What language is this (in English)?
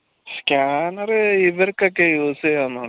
Malayalam